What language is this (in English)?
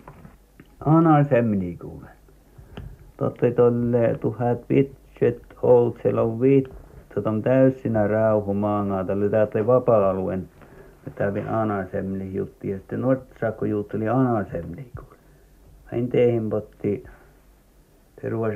Finnish